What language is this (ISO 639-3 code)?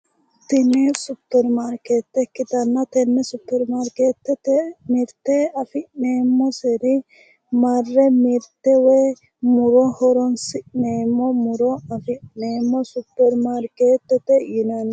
sid